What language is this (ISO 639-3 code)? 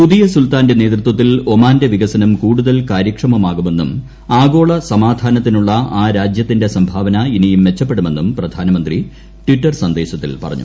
mal